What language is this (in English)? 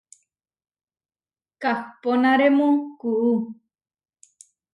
Huarijio